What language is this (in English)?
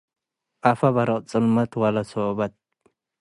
Tigre